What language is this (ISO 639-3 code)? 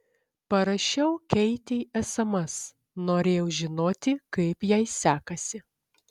lit